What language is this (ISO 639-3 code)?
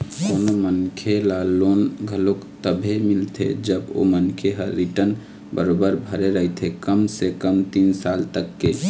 hne